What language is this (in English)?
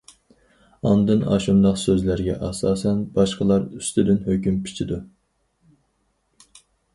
Uyghur